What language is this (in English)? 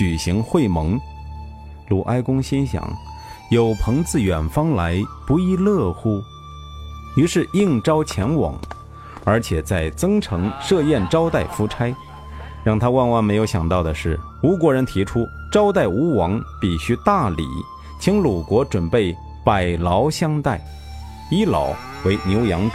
Chinese